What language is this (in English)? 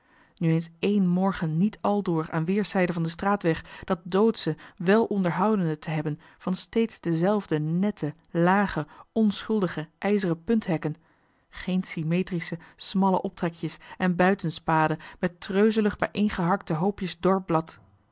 Dutch